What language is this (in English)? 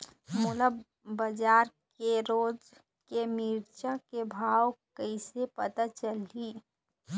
Chhattisgarhi